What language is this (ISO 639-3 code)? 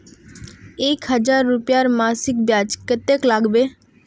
mag